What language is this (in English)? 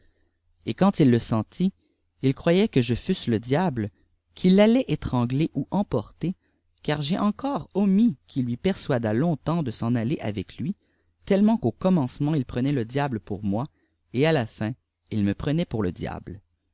French